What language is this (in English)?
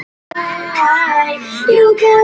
Icelandic